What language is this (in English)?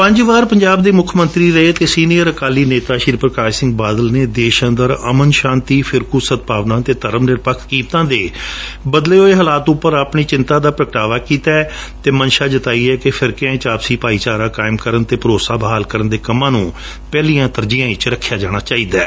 Punjabi